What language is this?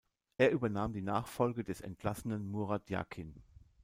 German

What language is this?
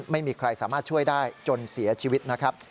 Thai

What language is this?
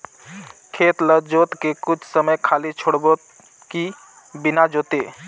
Chhattisgarhi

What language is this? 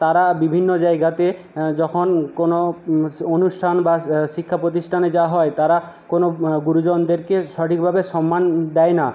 Bangla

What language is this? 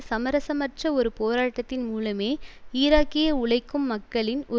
Tamil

